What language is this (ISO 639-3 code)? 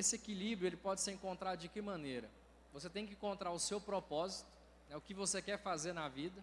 por